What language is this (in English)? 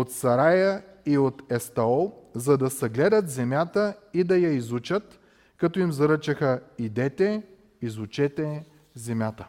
Bulgarian